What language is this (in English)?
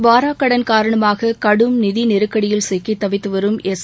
Tamil